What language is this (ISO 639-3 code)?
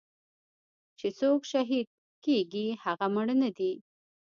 pus